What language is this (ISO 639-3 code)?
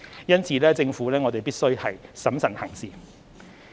yue